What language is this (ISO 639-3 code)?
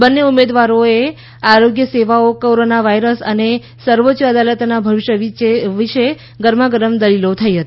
guj